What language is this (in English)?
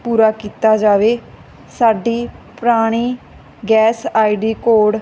Punjabi